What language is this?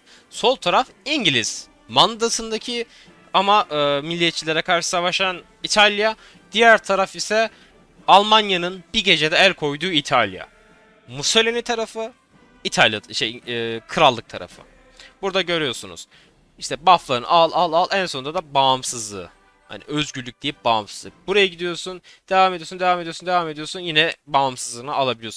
Turkish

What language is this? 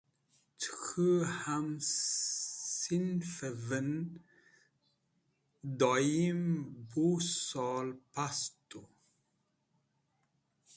Wakhi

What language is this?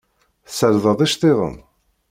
Kabyle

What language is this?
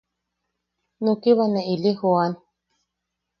Yaqui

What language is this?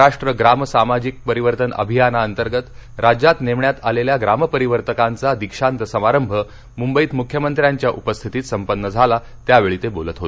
Marathi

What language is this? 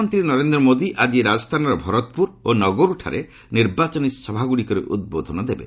Odia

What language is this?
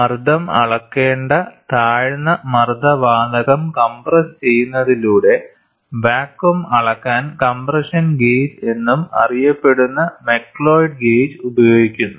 Malayalam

